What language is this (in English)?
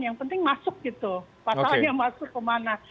Indonesian